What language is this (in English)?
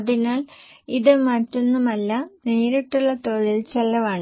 Malayalam